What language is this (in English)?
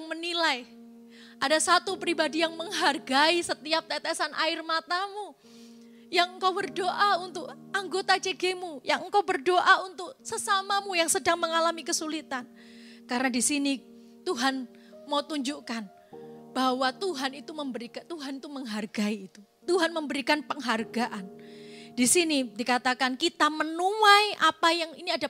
Indonesian